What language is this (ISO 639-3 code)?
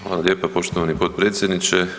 hrv